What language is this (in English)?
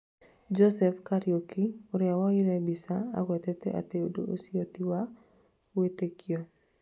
Kikuyu